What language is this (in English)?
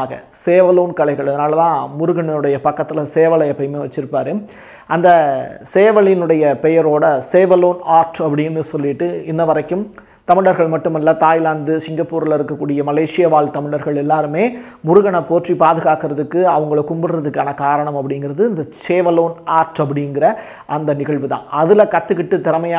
Romanian